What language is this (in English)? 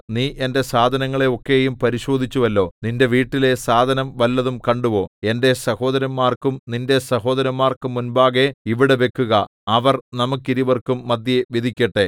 Malayalam